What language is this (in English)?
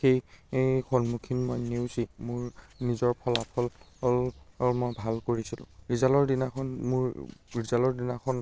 Assamese